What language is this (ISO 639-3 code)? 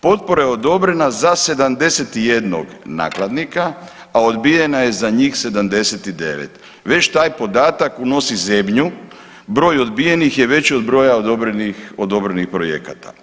hrv